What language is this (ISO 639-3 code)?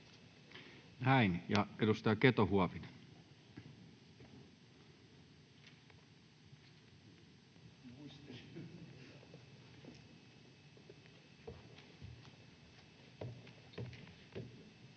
fin